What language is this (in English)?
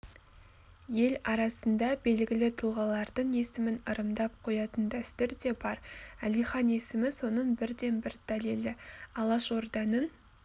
Kazakh